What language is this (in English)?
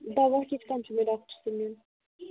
Kashmiri